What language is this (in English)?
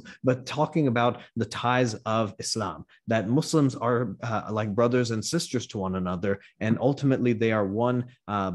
English